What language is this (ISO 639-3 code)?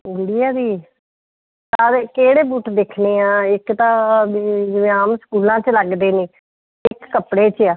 pan